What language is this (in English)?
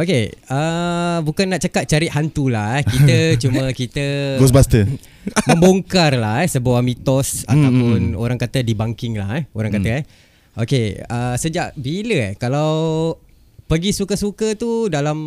Malay